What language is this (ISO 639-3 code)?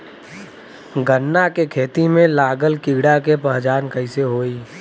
bho